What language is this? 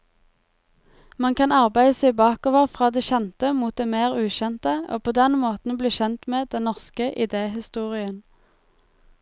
Norwegian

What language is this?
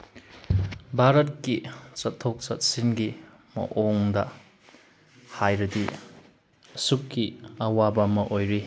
Manipuri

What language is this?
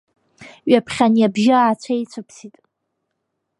Abkhazian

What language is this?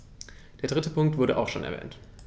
German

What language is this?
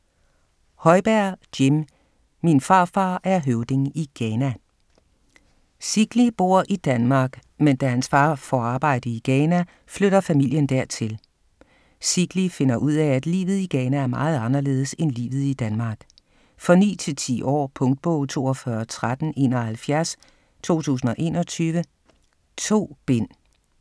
Danish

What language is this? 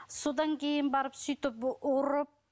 Kazakh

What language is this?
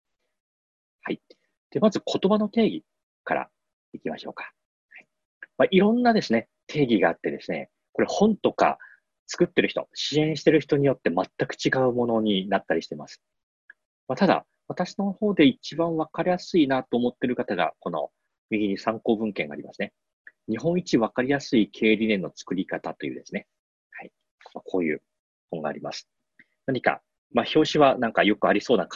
Japanese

